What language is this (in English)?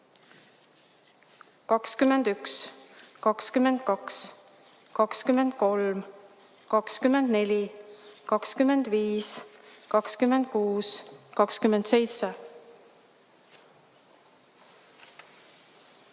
Estonian